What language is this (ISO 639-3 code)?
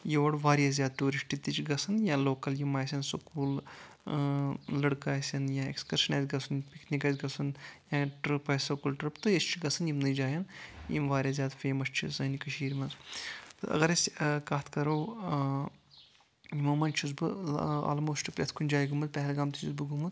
kas